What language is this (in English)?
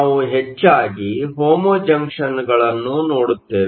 Kannada